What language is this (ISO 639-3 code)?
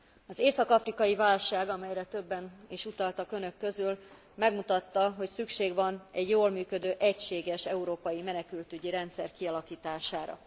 hun